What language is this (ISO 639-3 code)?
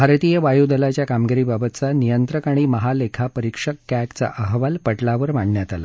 mar